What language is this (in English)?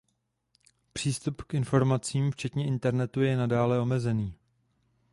Czech